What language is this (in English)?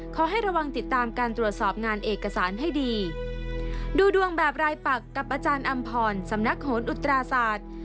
Thai